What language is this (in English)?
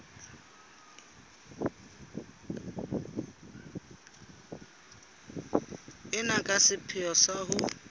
Southern Sotho